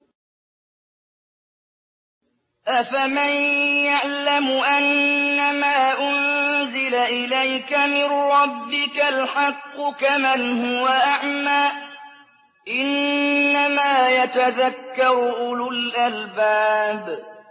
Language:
Arabic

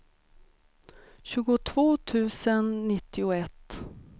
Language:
Swedish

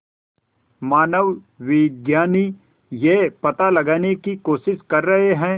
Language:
Hindi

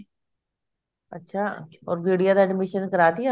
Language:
Punjabi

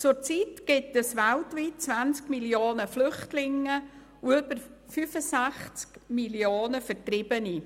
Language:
Swiss German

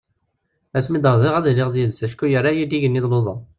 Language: Kabyle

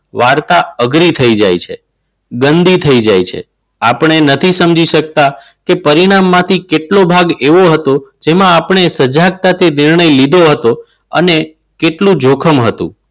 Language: Gujarati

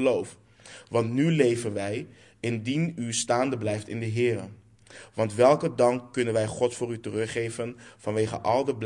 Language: Dutch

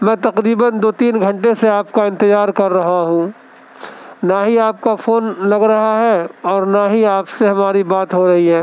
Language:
Urdu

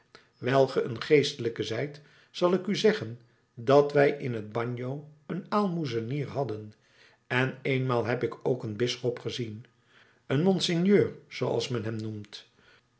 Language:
Dutch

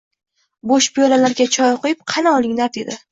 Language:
Uzbek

